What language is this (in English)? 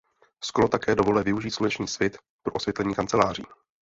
Czech